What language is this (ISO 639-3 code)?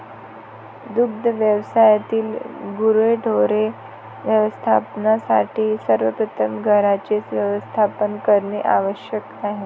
mar